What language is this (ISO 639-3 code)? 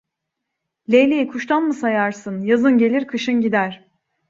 tur